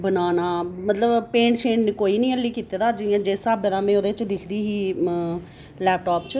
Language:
Dogri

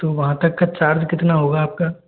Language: Hindi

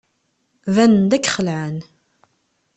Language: Kabyle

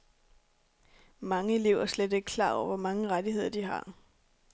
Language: Danish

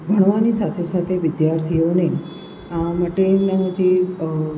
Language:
Gujarati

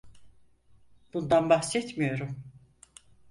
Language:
Turkish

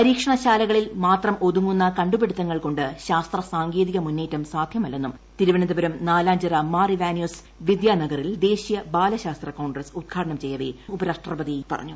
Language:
Malayalam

